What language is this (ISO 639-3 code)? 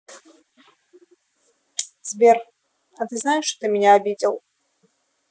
rus